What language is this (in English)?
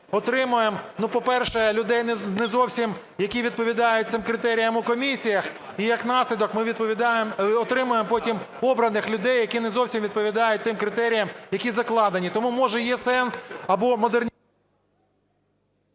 Ukrainian